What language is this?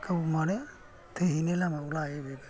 Bodo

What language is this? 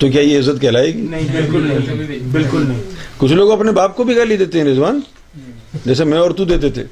Urdu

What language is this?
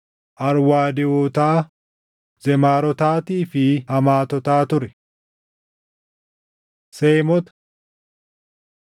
Oromo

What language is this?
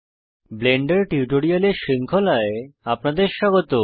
Bangla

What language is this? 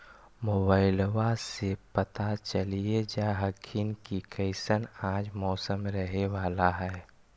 Magahi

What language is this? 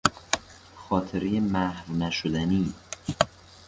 Persian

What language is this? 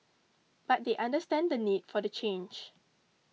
English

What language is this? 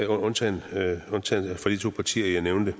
Danish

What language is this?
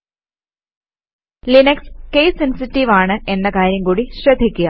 Malayalam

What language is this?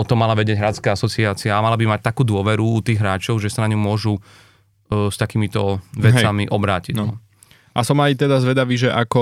Slovak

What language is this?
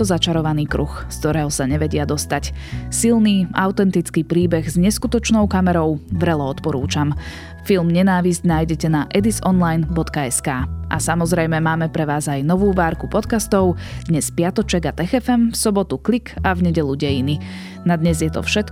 Slovak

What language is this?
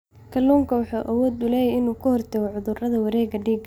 Somali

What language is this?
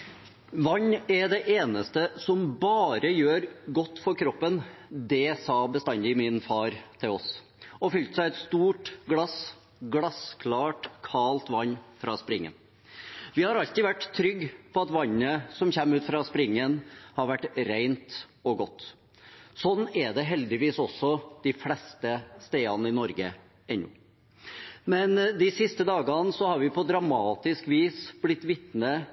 Norwegian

